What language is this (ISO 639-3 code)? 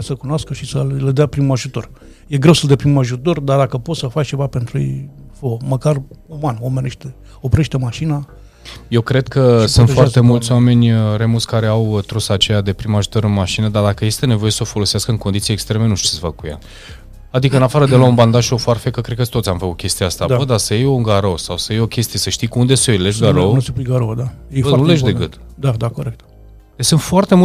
ron